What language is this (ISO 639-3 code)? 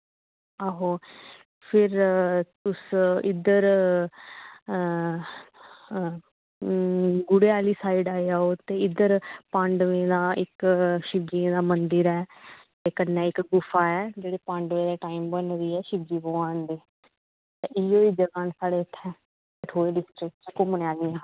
doi